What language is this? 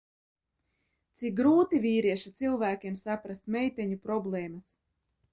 Latvian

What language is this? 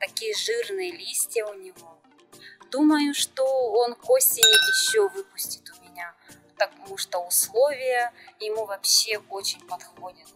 Russian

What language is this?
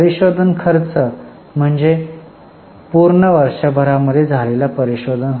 Marathi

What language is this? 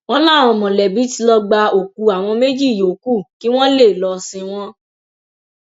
Yoruba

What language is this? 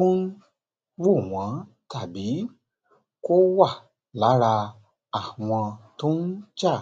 Yoruba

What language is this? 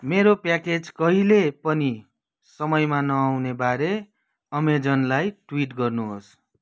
Nepali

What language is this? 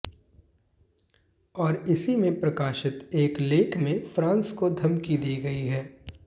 Hindi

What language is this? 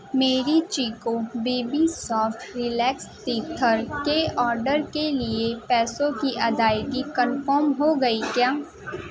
Urdu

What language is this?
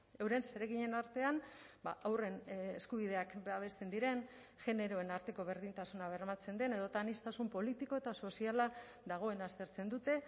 Basque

